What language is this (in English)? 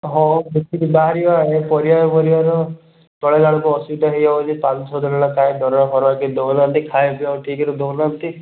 Odia